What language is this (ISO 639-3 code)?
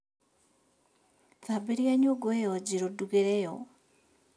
kik